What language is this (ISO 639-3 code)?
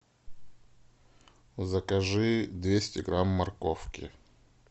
rus